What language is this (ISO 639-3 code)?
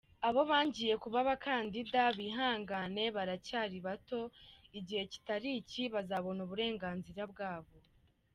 kin